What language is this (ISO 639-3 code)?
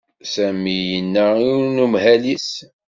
kab